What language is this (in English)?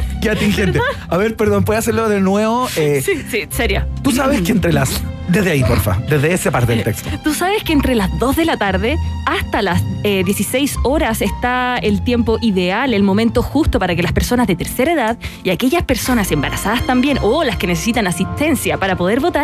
Spanish